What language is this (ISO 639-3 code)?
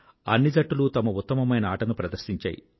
tel